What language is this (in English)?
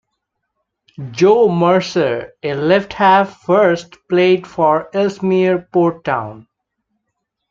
English